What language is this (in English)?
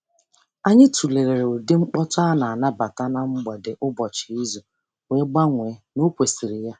Igbo